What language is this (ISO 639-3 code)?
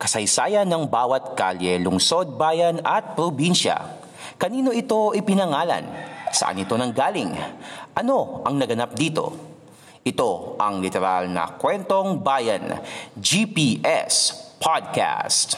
fil